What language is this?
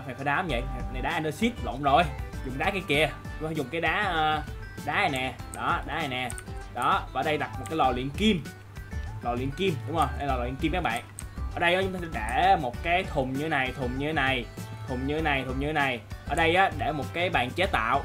Vietnamese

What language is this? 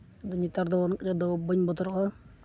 Santali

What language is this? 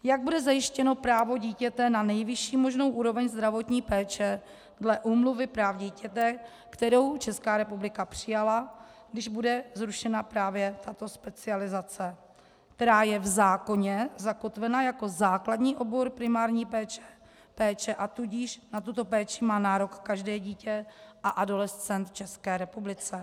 Czech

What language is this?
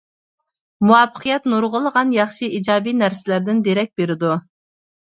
Uyghur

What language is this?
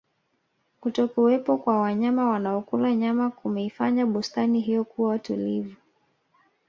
Swahili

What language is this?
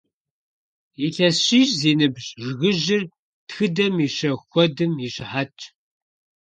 Kabardian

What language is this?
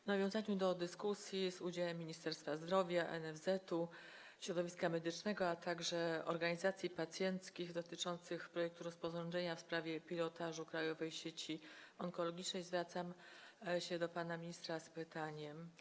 Polish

